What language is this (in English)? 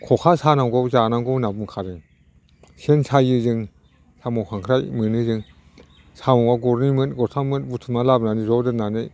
Bodo